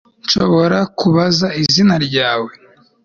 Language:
Kinyarwanda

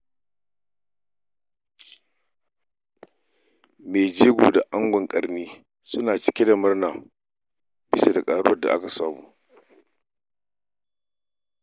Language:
Hausa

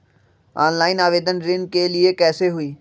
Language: Magahi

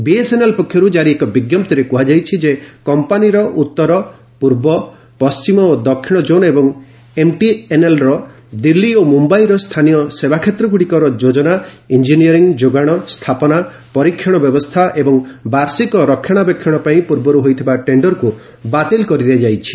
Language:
Odia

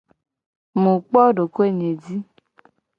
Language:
Gen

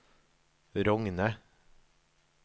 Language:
Norwegian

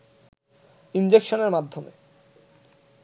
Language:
Bangla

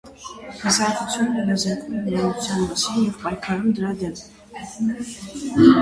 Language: Armenian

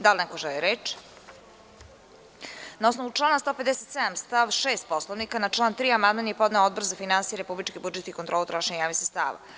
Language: Serbian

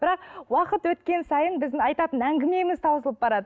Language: Kazakh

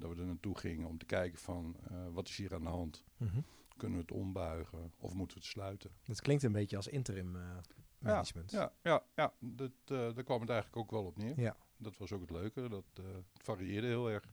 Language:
Dutch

